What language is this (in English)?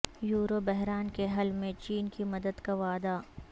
Urdu